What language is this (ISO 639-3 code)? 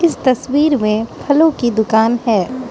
hin